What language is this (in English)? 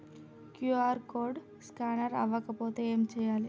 Telugu